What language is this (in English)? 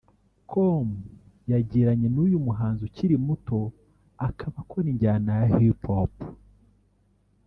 Kinyarwanda